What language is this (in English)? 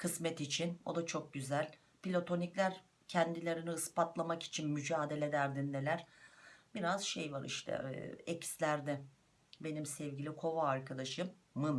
Turkish